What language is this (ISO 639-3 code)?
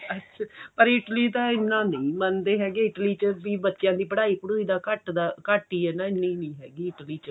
pan